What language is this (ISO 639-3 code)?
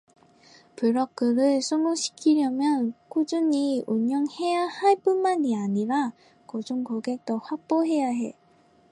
kor